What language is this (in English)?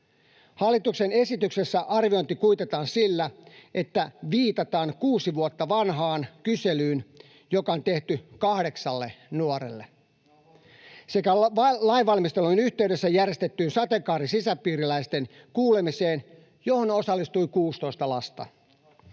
Finnish